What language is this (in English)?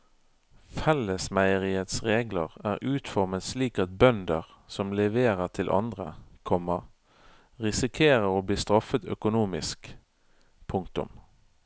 Norwegian